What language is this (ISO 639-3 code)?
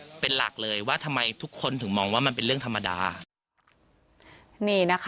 tha